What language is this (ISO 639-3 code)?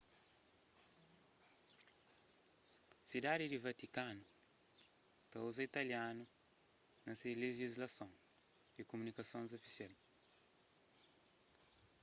kea